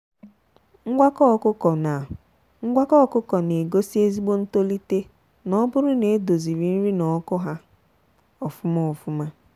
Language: Igbo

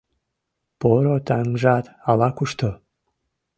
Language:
Mari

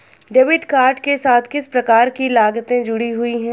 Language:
Hindi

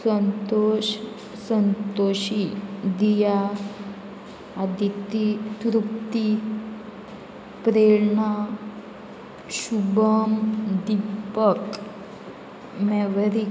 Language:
Konkani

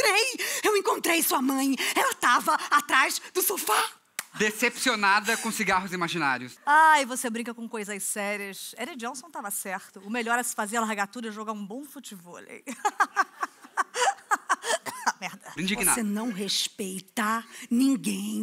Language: Portuguese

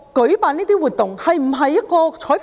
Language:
Cantonese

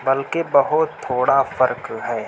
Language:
Urdu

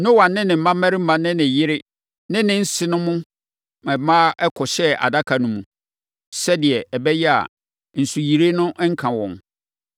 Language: Akan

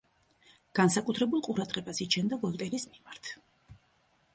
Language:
Georgian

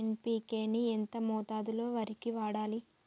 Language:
Telugu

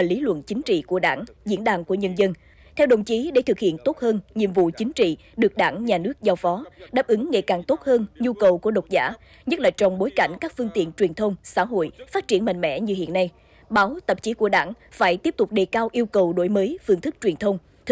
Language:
Vietnamese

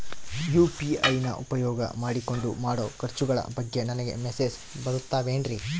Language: Kannada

